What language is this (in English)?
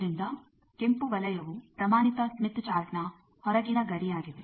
Kannada